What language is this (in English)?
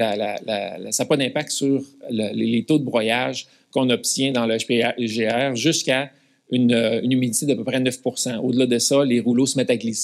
French